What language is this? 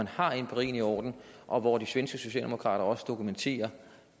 Danish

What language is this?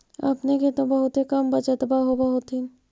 Magahi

